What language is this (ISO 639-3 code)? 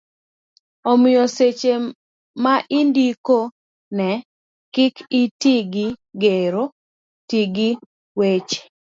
luo